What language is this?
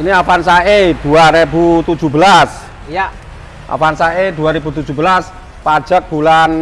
Indonesian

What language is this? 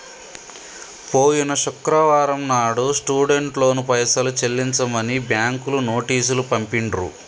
Telugu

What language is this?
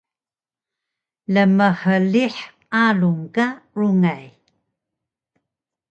Taroko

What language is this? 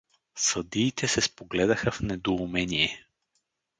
Bulgarian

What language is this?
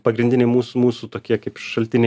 Lithuanian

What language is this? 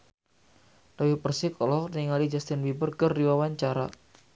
Sundanese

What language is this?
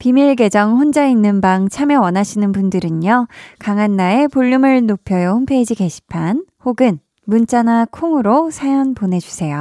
Korean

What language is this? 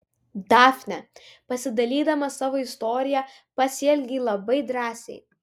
Lithuanian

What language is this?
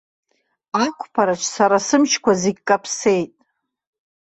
Abkhazian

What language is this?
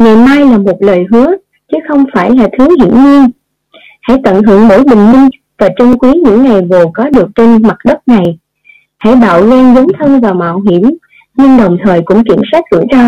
Vietnamese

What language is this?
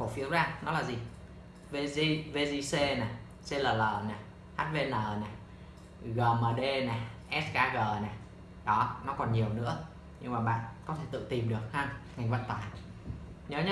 Vietnamese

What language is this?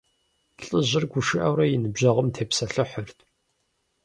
Kabardian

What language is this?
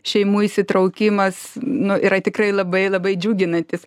Lithuanian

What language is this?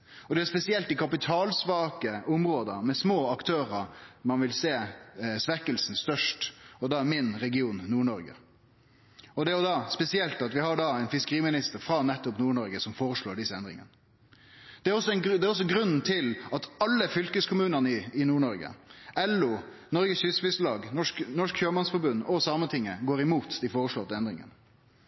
Norwegian Nynorsk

